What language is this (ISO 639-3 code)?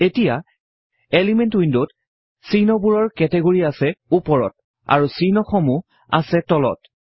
asm